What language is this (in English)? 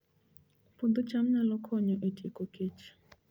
Luo (Kenya and Tanzania)